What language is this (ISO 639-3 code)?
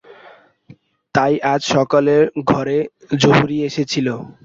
ben